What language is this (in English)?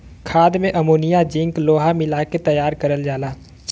Bhojpuri